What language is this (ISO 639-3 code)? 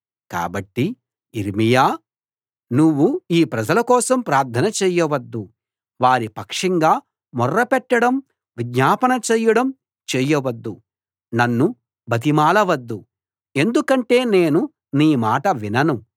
tel